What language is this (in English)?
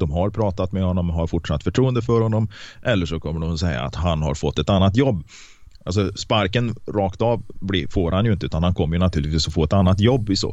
Swedish